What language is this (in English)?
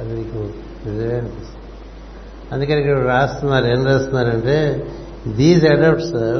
Telugu